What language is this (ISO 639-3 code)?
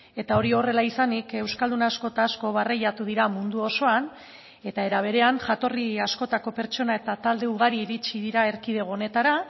eus